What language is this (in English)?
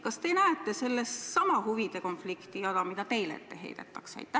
Estonian